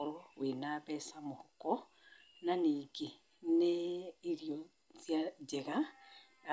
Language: Kikuyu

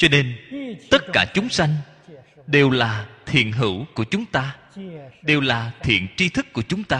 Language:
Vietnamese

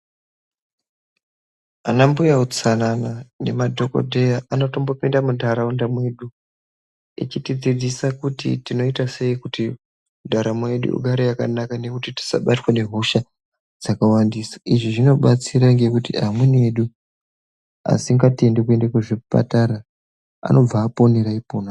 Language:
Ndau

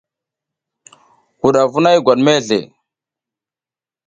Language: South Giziga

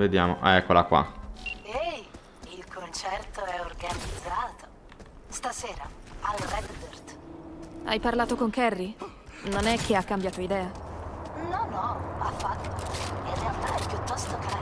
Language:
Italian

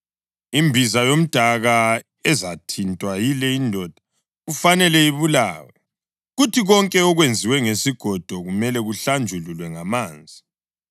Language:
North Ndebele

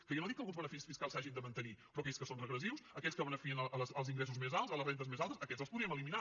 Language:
Catalan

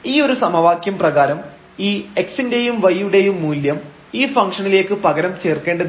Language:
Malayalam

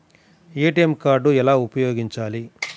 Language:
Telugu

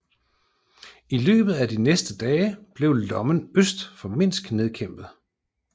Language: Danish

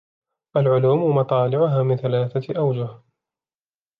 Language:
Arabic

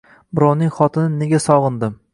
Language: Uzbek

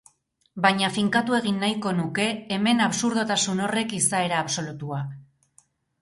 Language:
Basque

